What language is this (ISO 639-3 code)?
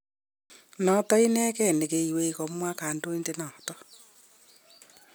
kln